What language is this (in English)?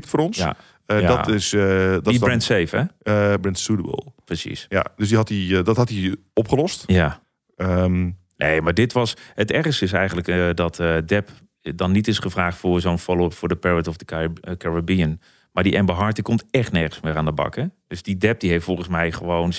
Dutch